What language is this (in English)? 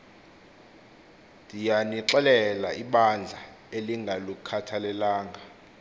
Xhosa